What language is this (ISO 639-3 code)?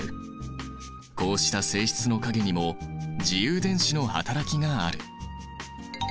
jpn